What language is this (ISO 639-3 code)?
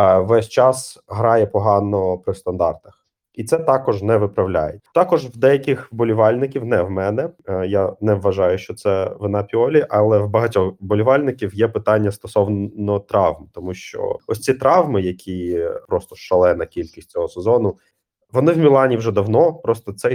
ukr